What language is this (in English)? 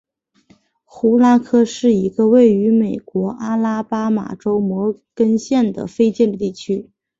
Chinese